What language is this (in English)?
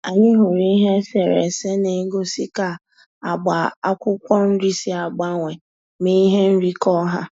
Igbo